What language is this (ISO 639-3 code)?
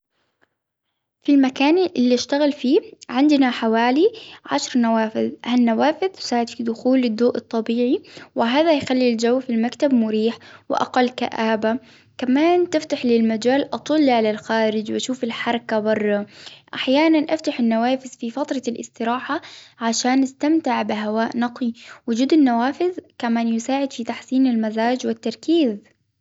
acw